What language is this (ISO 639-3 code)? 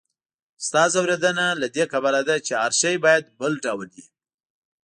pus